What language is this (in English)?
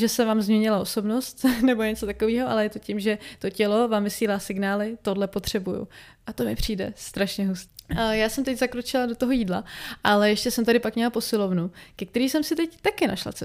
Czech